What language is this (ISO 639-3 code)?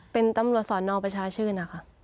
tha